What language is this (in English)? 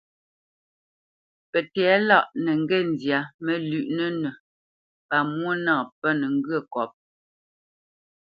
Bamenyam